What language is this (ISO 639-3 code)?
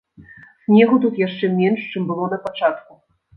bel